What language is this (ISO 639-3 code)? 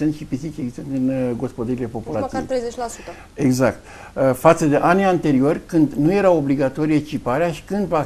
ron